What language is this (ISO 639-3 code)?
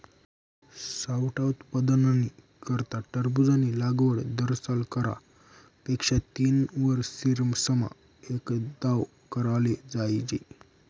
mar